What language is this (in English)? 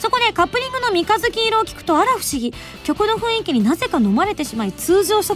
Japanese